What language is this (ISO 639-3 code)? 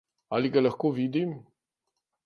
slv